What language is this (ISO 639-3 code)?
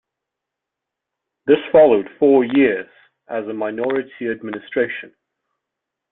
eng